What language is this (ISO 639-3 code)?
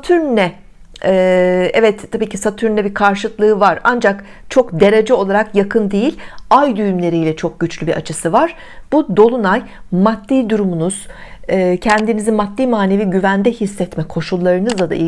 tur